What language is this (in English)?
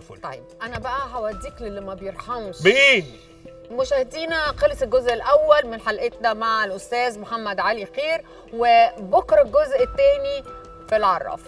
Arabic